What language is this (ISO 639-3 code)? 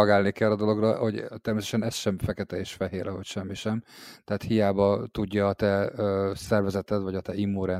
hun